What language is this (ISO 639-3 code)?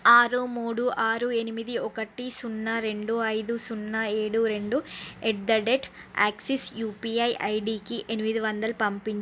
tel